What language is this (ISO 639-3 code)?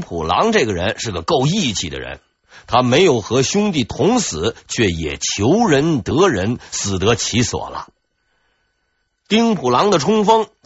zho